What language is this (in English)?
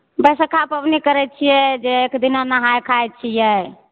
Maithili